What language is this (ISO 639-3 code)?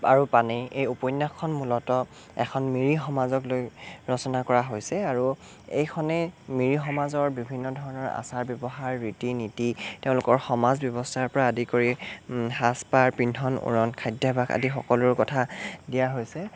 asm